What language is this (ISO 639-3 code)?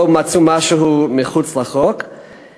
heb